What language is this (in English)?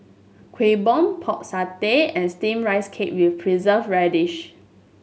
English